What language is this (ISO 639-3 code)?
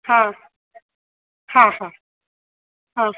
snd